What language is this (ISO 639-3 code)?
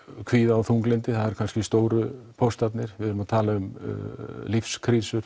isl